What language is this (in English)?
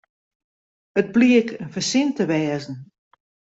Western Frisian